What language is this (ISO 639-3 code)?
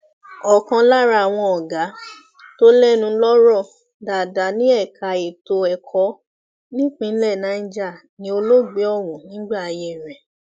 yor